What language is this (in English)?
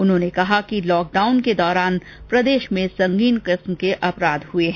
Hindi